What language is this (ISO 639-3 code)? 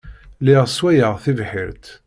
kab